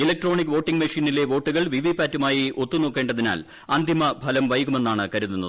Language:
Malayalam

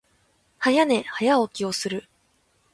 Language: Japanese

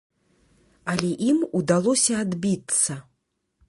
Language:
Belarusian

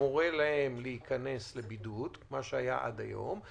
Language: Hebrew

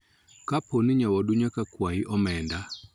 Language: Luo (Kenya and Tanzania)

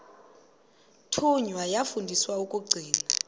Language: Xhosa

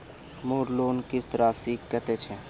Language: Magahi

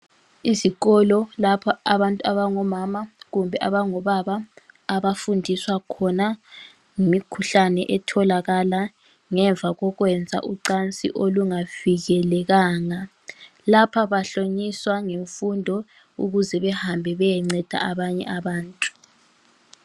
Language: North Ndebele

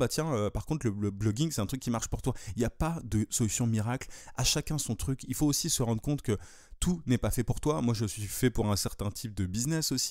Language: French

